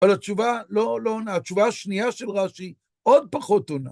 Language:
Hebrew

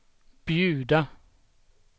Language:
Swedish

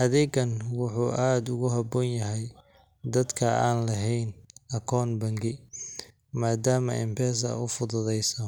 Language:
Somali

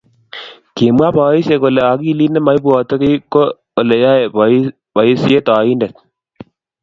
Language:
Kalenjin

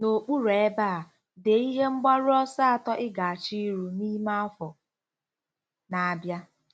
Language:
Igbo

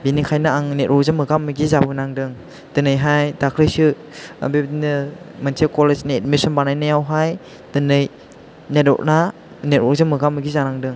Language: Bodo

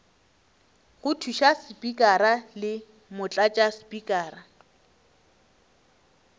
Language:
Northern Sotho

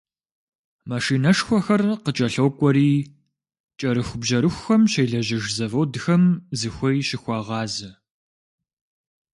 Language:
Kabardian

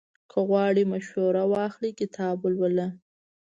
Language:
Pashto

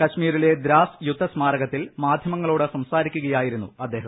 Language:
Malayalam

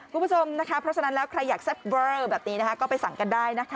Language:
Thai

